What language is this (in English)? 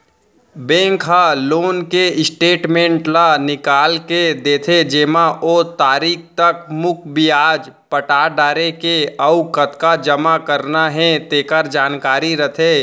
Chhattisgarhi